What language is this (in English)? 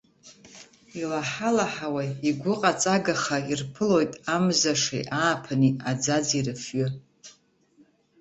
Abkhazian